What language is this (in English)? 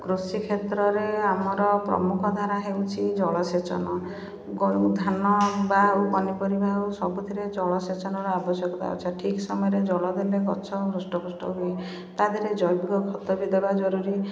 Odia